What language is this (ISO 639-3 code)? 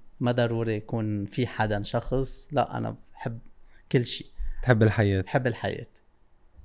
ara